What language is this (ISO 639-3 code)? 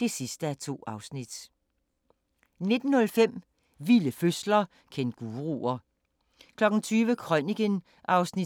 dan